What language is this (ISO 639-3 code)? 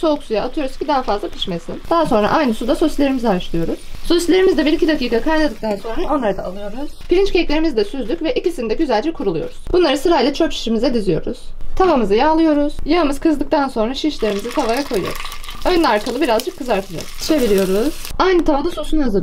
tur